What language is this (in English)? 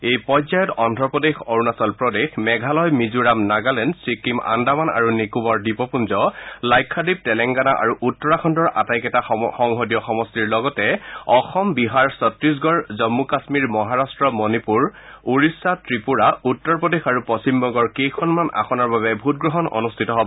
Assamese